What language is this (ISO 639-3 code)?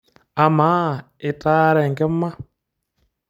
mas